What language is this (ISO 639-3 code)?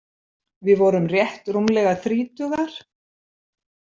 isl